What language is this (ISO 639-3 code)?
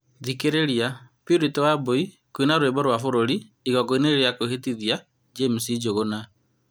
kik